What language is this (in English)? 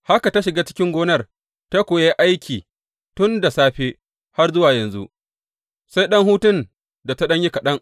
Hausa